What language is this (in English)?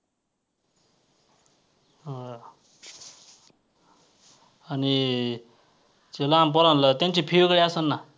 Marathi